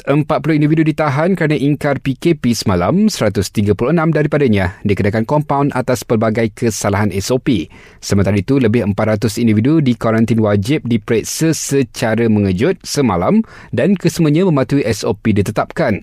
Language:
Malay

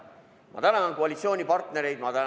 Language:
Estonian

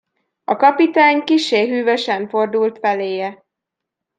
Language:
Hungarian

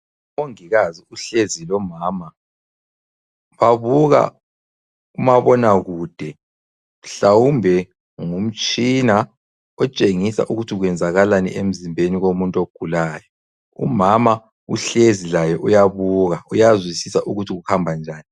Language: North Ndebele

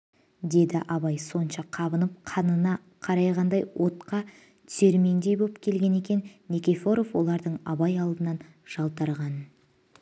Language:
Kazakh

